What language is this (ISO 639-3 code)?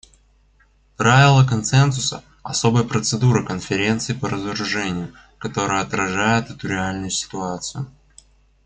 rus